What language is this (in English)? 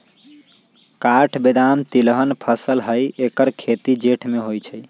Magahi